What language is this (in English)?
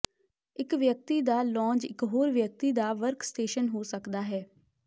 Punjabi